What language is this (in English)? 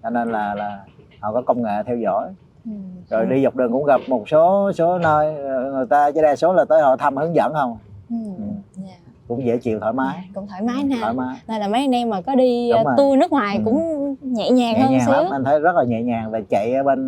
Vietnamese